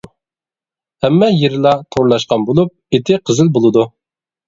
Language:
Uyghur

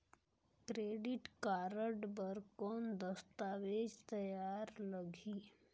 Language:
Chhattisgarhi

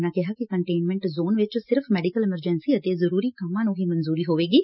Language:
Punjabi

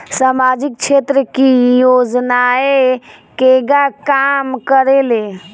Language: Bhojpuri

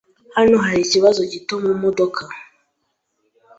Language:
Kinyarwanda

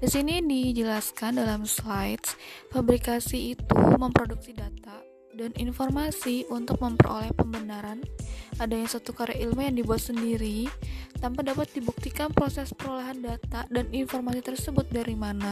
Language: Indonesian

